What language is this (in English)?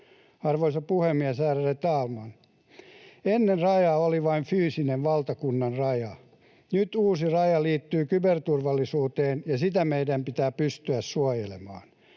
Finnish